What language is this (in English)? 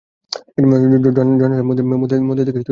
Bangla